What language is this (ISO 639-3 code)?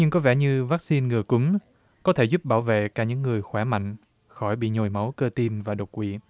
vie